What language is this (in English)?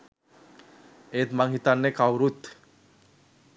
Sinhala